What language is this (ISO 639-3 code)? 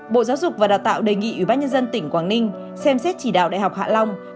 vie